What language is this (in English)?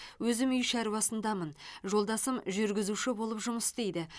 Kazakh